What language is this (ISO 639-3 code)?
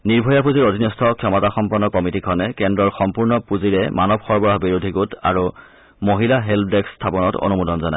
asm